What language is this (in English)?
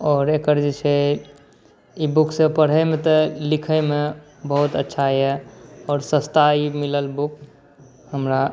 Maithili